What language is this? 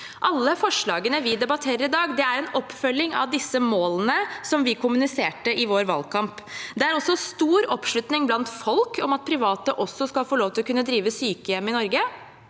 Norwegian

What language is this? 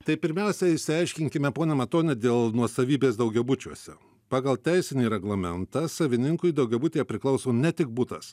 Lithuanian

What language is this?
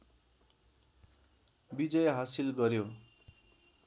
Nepali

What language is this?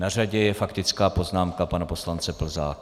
Czech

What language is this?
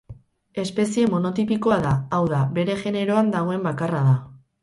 Basque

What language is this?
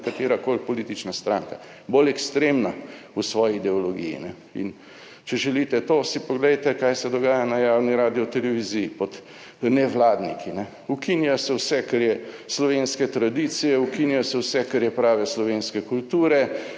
Slovenian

